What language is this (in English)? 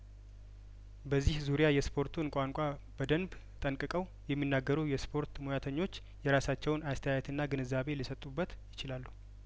Amharic